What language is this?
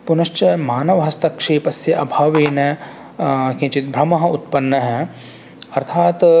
Sanskrit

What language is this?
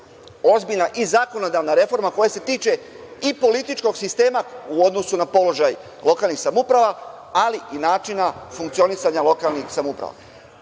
Serbian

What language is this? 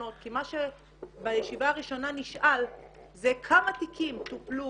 Hebrew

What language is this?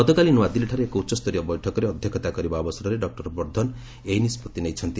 Odia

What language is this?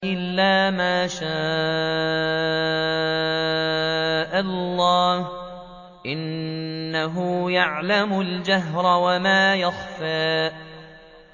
Arabic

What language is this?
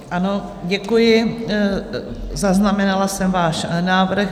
Czech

